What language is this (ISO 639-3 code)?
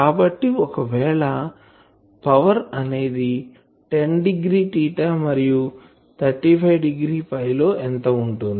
tel